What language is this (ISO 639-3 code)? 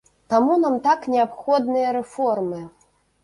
bel